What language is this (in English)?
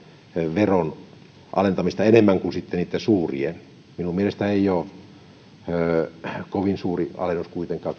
Finnish